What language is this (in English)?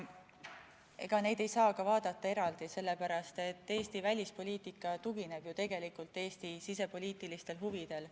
Estonian